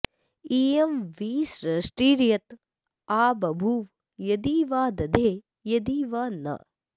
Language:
Sanskrit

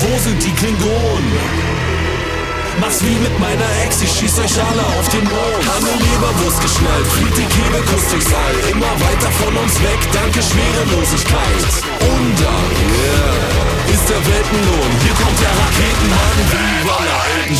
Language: Ukrainian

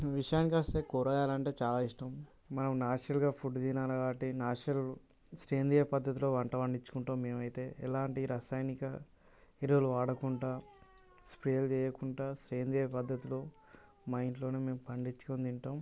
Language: Telugu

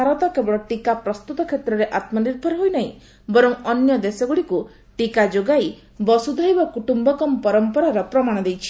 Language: Odia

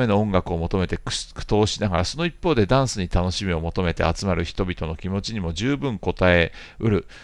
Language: Japanese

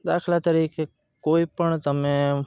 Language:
Gujarati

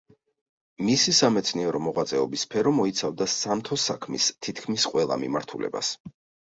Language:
Georgian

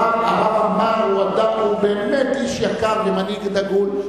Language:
Hebrew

